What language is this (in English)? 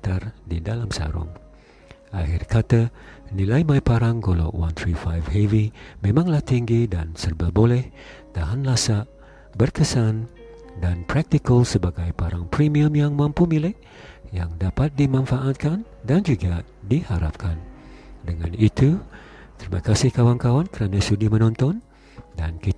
Malay